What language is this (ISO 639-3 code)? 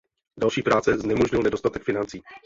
ces